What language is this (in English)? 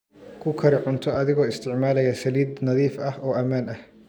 Somali